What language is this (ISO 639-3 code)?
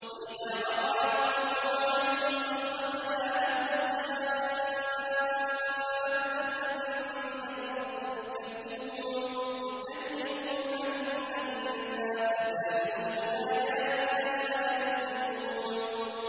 ara